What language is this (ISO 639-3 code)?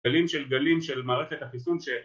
heb